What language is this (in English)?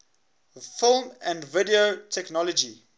English